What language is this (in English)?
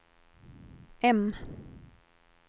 Swedish